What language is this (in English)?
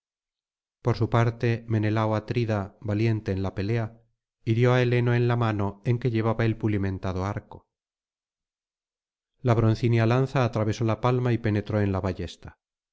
Spanish